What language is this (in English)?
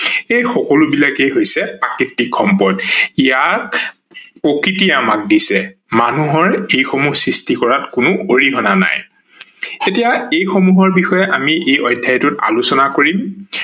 Assamese